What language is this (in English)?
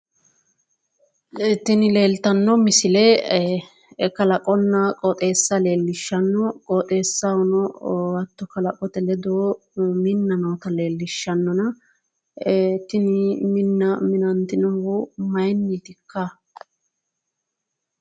Sidamo